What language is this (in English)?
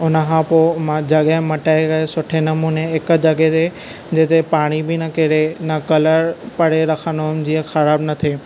Sindhi